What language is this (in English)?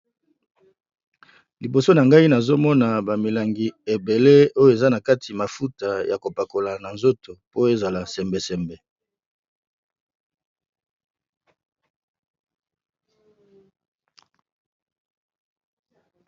Lingala